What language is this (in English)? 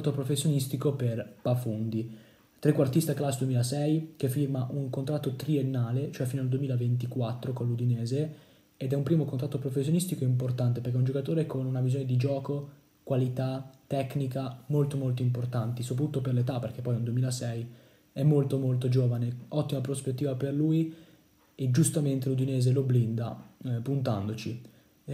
Italian